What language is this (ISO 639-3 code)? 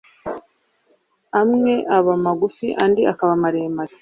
kin